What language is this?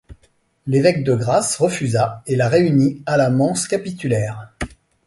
French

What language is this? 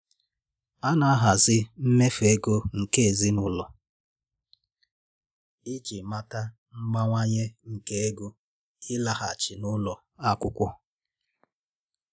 Igbo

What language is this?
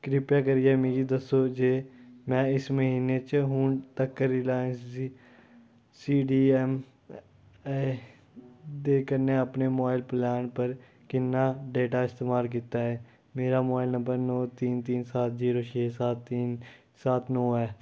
Dogri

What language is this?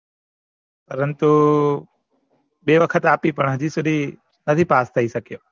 Gujarati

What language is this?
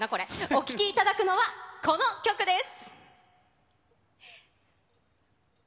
Japanese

